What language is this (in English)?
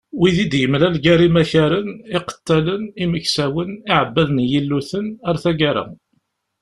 Kabyle